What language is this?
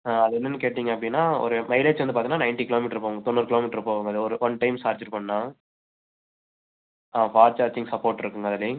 Tamil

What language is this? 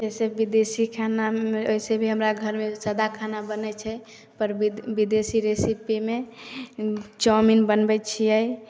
Maithili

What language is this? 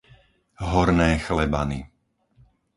Slovak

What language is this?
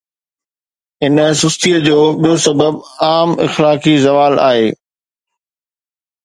Sindhi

